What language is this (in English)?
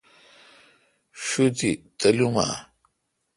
Kalkoti